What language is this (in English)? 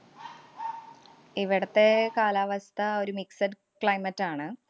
Malayalam